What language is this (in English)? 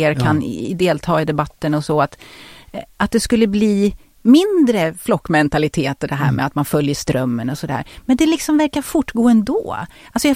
Swedish